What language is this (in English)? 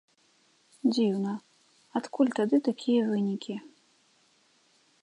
Belarusian